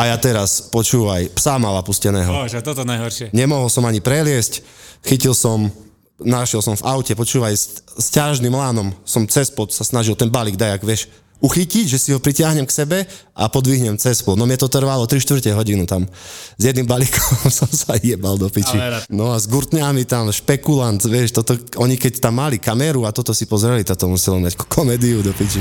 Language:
Slovak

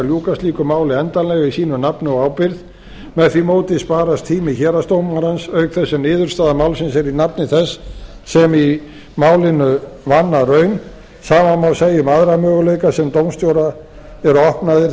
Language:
Icelandic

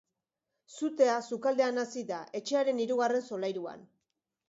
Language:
Basque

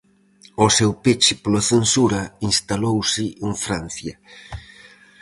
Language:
Galician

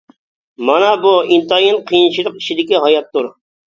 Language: Uyghur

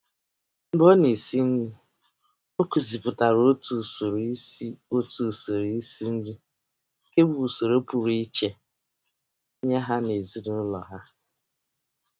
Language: Igbo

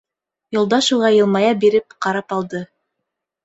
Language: Bashkir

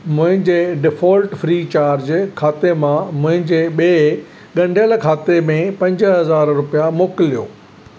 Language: Sindhi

